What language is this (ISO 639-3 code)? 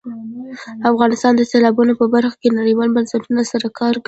pus